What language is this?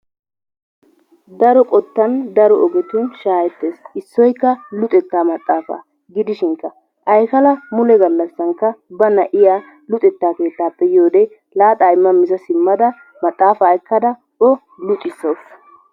Wolaytta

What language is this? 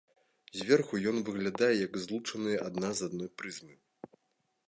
Belarusian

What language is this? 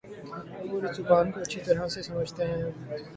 Urdu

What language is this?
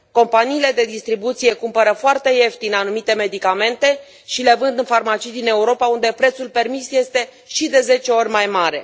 Romanian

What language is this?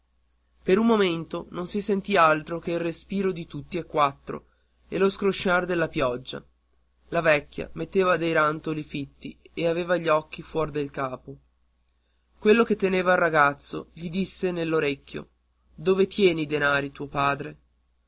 Italian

